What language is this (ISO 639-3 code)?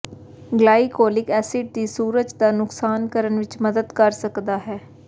pan